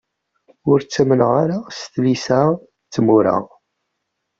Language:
Kabyle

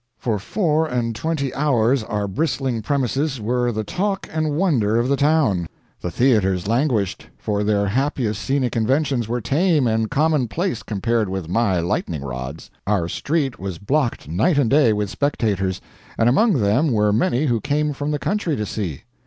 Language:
English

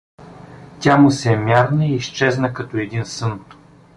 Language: Bulgarian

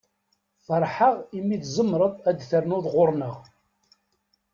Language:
Kabyle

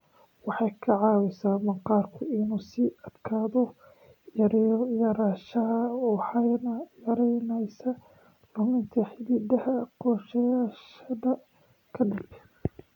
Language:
Somali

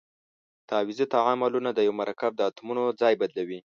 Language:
Pashto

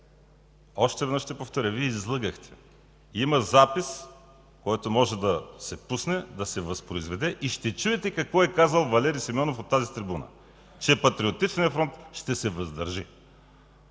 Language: Bulgarian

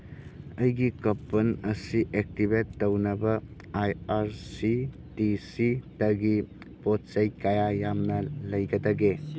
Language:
Manipuri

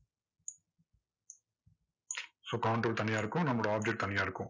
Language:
Tamil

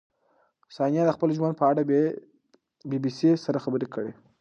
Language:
Pashto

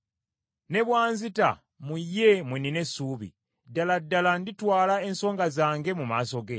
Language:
Ganda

